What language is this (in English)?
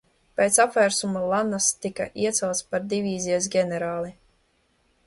Latvian